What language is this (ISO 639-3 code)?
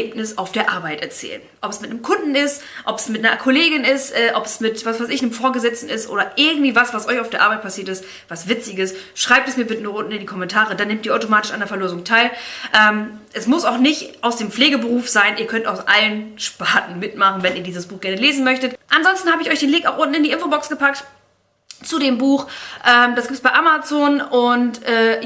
deu